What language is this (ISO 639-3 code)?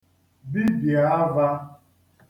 ibo